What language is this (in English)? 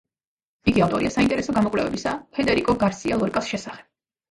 Georgian